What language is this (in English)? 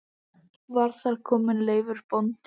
Icelandic